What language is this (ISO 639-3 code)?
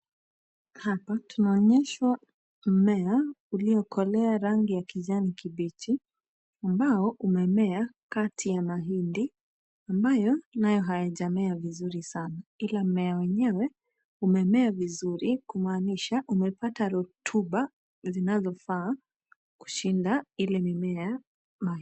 swa